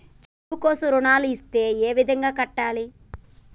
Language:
Telugu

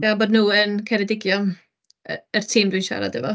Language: Welsh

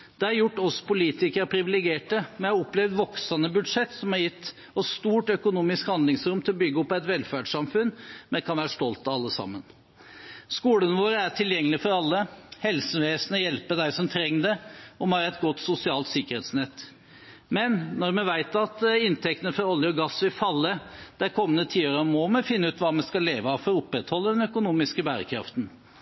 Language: Norwegian Bokmål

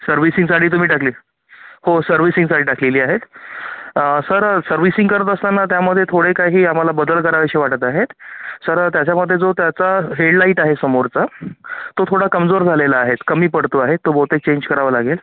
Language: Marathi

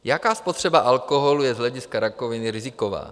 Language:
Czech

